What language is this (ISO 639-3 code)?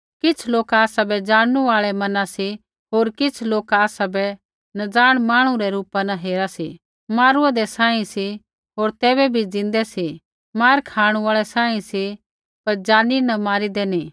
kfx